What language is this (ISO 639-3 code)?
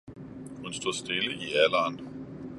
dan